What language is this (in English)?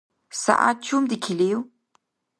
Dargwa